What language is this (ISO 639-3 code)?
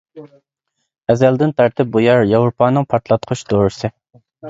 uig